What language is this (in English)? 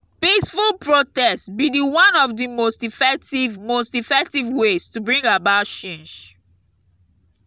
Nigerian Pidgin